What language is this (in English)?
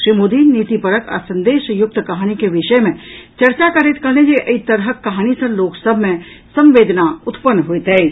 Maithili